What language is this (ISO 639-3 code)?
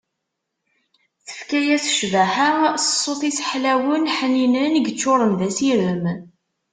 kab